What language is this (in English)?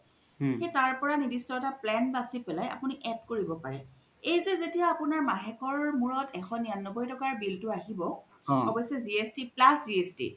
Assamese